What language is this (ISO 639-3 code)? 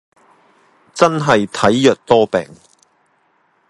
yue